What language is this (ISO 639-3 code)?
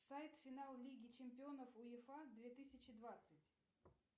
rus